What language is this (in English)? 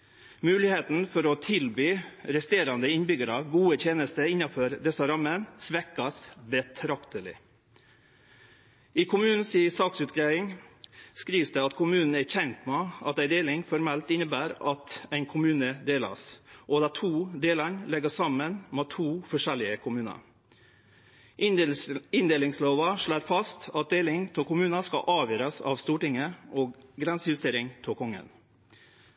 Norwegian Nynorsk